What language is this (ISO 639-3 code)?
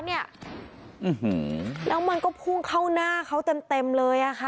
tha